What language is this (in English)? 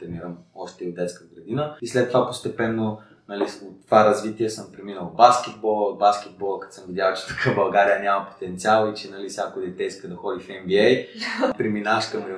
Bulgarian